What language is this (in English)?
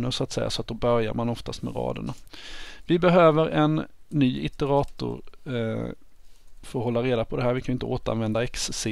Swedish